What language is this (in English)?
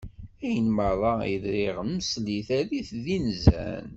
Kabyle